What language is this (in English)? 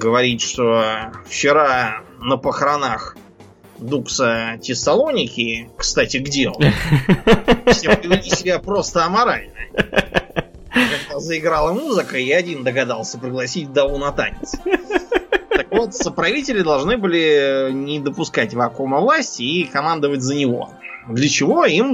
Russian